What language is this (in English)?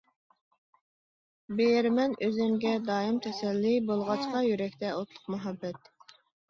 Uyghur